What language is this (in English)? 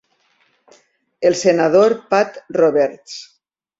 Catalan